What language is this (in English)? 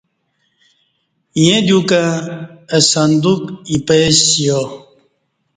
Kati